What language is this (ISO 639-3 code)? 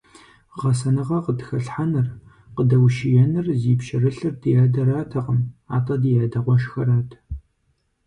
kbd